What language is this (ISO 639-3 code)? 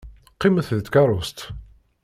kab